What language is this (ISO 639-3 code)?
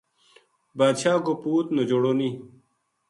gju